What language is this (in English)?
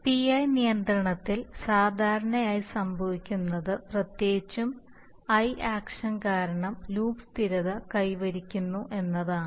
Malayalam